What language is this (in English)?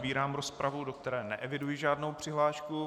Czech